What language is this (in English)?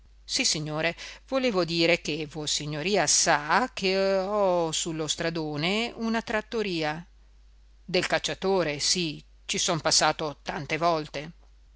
Italian